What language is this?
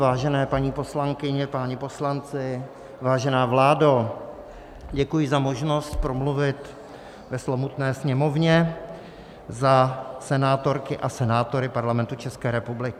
Czech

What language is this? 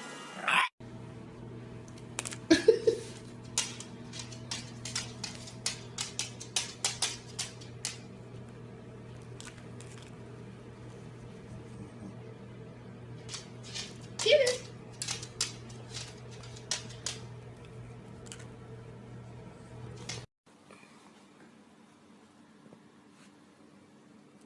English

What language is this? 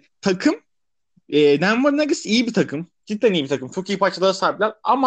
Turkish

